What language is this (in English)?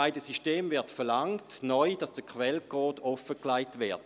Swiss German